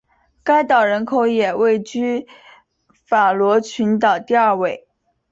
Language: Chinese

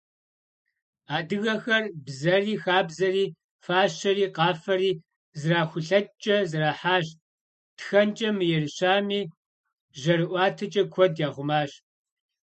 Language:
Kabardian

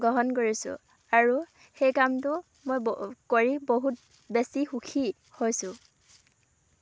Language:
Assamese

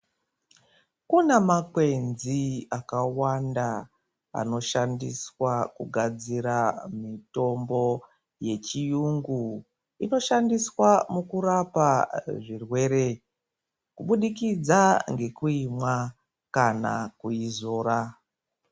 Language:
Ndau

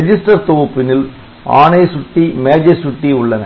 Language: Tamil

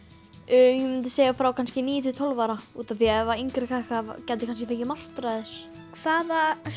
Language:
Icelandic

